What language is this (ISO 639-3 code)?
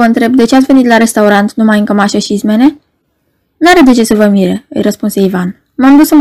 ron